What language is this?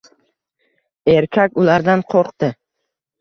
Uzbek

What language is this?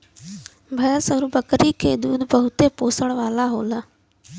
Bhojpuri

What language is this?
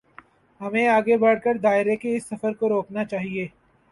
Urdu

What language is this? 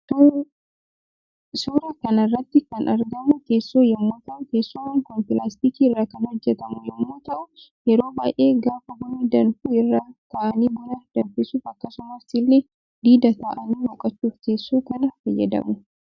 Oromo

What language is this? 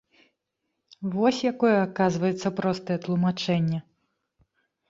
Belarusian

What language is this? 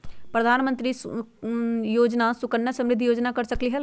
Magahi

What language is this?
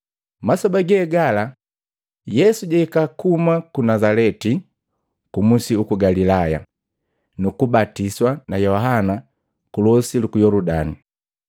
Matengo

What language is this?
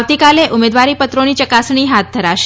Gujarati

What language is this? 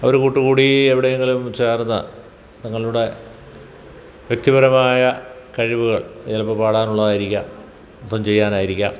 Malayalam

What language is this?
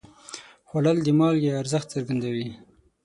Pashto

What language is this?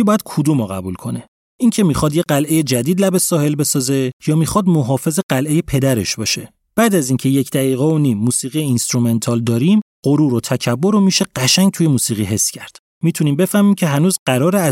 Persian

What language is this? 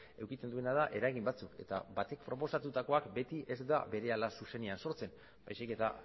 Basque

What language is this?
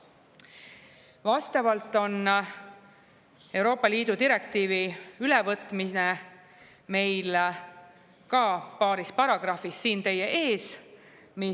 Estonian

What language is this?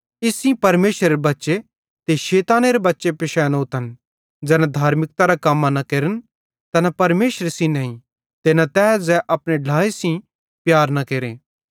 Bhadrawahi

